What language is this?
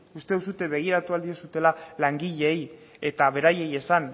Basque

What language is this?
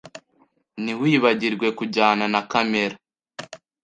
Kinyarwanda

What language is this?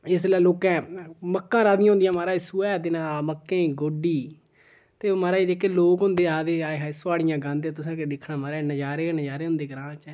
Dogri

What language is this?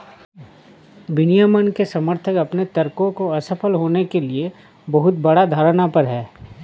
Hindi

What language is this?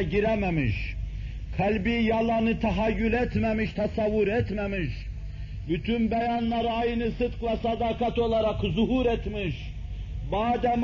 Turkish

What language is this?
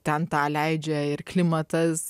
Lithuanian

